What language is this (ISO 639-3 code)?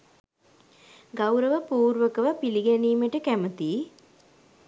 sin